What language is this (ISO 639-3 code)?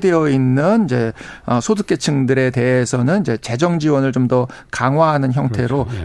kor